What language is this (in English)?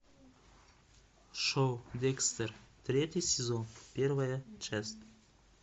Russian